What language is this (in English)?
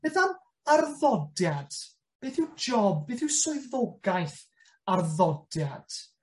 Welsh